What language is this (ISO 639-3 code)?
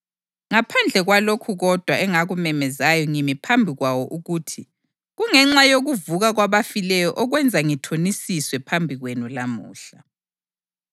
nde